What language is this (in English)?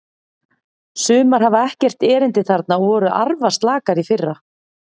Icelandic